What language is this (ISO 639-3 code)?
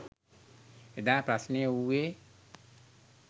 sin